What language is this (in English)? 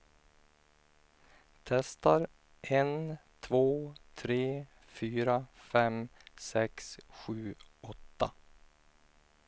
Swedish